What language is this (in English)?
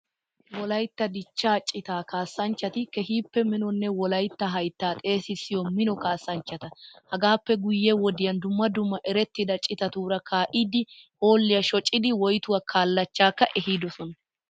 Wolaytta